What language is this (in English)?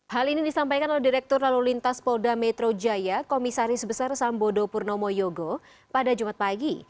Indonesian